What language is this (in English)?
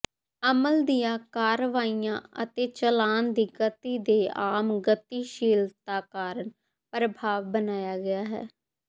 Punjabi